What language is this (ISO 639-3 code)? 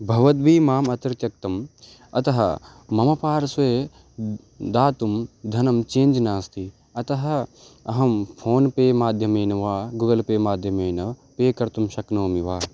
san